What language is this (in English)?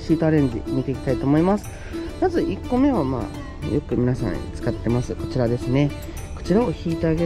Japanese